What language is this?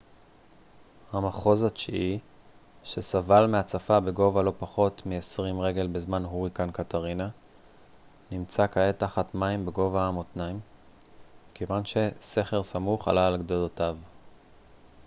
Hebrew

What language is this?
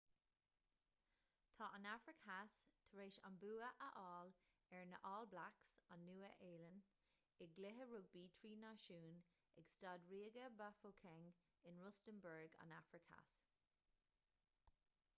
Irish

